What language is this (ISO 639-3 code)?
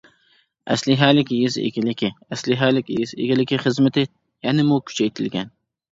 uig